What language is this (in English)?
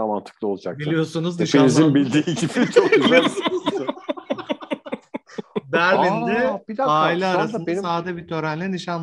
Turkish